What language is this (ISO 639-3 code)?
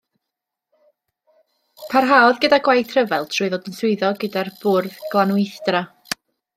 cym